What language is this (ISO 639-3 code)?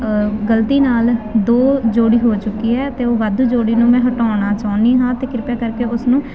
pan